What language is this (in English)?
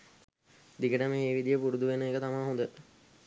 Sinhala